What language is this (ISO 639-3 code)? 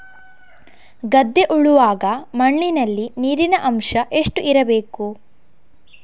kan